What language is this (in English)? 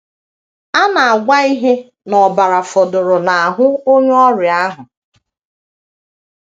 Igbo